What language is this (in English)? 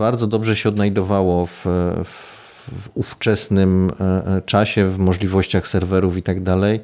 Polish